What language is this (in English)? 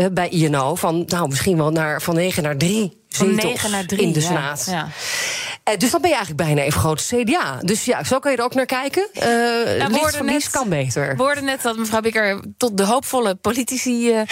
Dutch